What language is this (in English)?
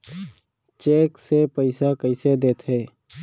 Chhattisgarhi